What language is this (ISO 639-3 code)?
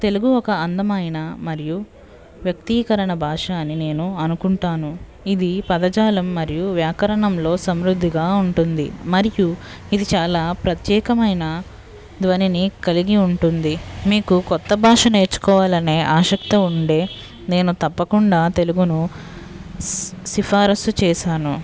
tel